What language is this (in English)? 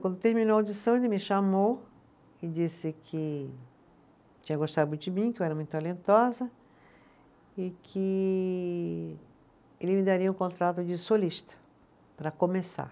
Portuguese